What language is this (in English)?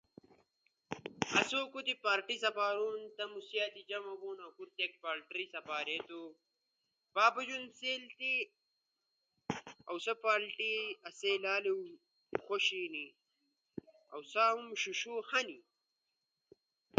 Ushojo